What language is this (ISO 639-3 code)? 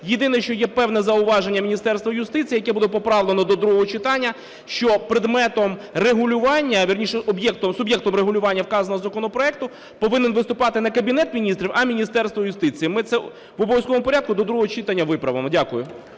ukr